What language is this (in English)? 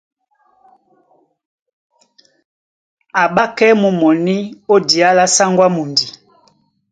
Duala